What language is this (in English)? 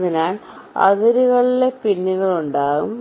Malayalam